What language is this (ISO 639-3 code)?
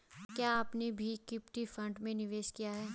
hin